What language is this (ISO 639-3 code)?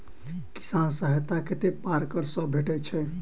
mai